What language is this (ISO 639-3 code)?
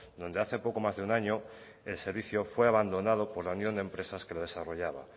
spa